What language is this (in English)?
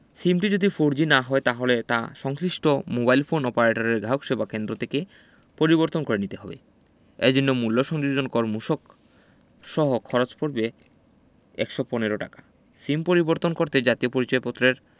Bangla